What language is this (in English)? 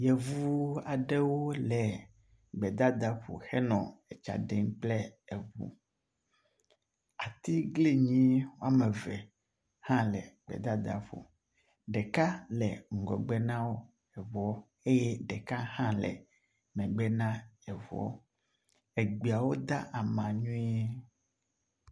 Ewe